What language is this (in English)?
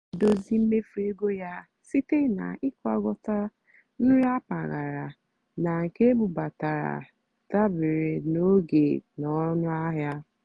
Igbo